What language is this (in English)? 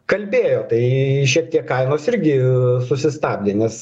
Lithuanian